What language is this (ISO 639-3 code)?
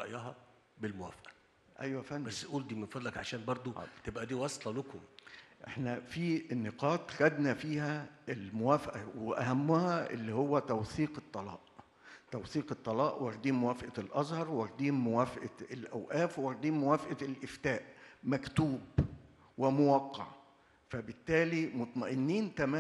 ara